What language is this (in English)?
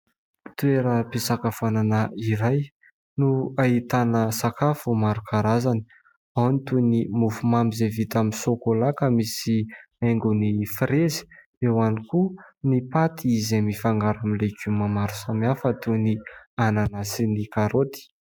Malagasy